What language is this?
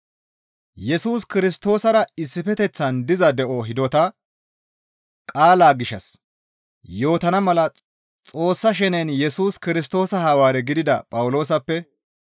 Gamo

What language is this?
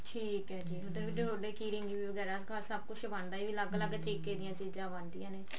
Punjabi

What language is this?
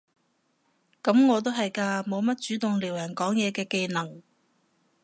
Cantonese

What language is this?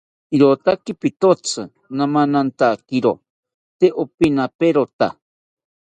South Ucayali Ashéninka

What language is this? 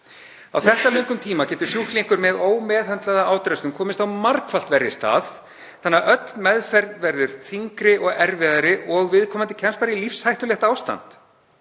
Icelandic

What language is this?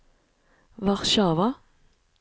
Norwegian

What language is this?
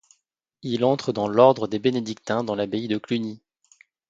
French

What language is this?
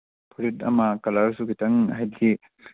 Manipuri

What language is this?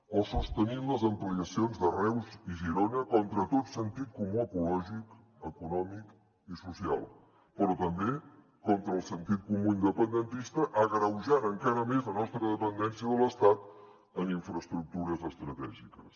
Catalan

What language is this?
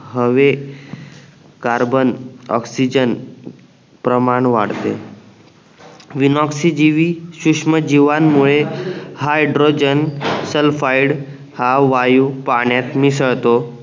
Marathi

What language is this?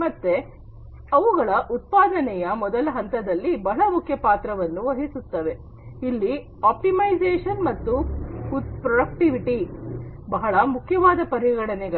Kannada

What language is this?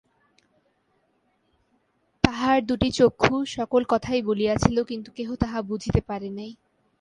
Bangla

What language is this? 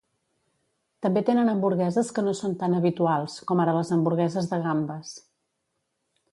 Catalan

